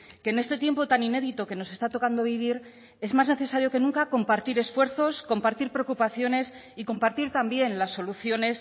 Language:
Spanish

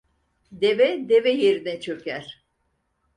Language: Turkish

